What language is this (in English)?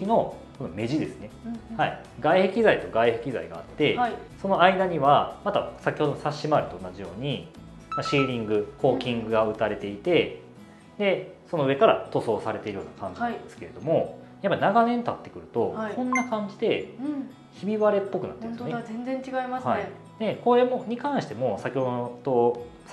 Japanese